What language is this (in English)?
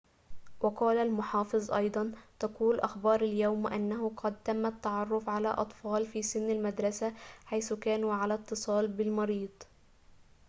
Arabic